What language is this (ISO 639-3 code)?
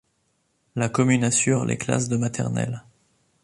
fra